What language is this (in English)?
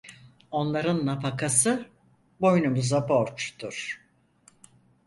Turkish